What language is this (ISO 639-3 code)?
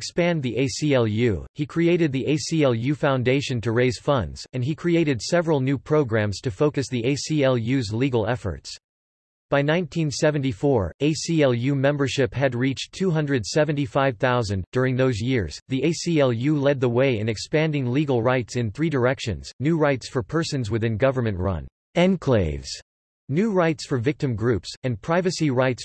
eng